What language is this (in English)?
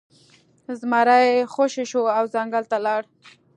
Pashto